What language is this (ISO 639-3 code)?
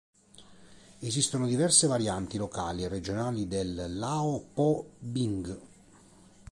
ita